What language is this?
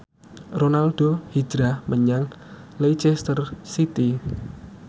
Javanese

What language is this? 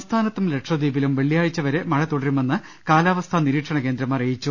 Malayalam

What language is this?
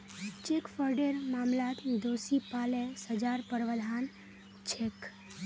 Magahi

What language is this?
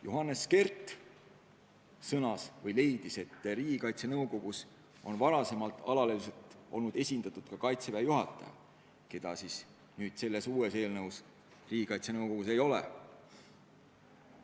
Estonian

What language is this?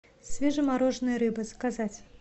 Russian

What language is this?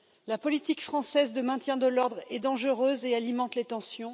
French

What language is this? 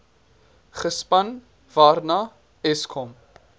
Afrikaans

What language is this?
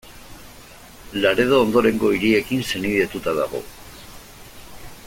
Basque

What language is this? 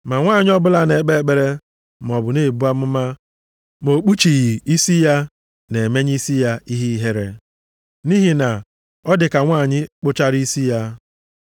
Igbo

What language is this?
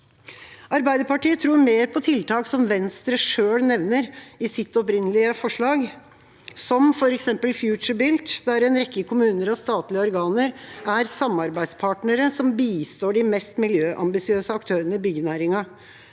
Norwegian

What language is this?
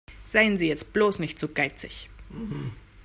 German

